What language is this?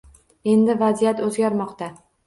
Uzbek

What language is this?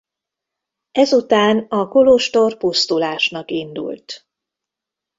Hungarian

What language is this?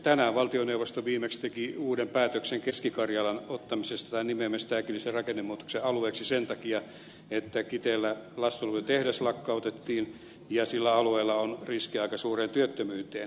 Finnish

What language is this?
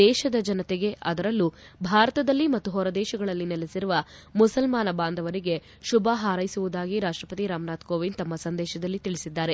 Kannada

